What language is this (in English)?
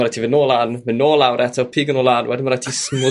Welsh